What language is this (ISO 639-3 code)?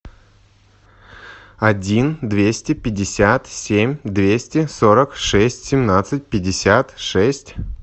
rus